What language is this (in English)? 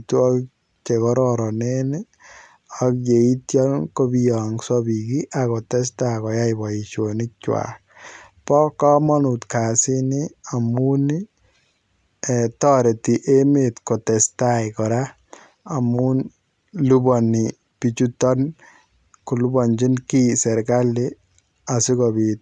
Kalenjin